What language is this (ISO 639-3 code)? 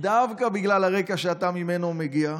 heb